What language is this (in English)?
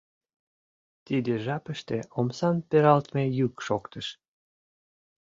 Mari